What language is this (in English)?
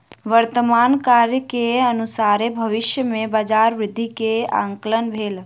Maithili